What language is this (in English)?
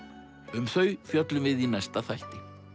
Icelandic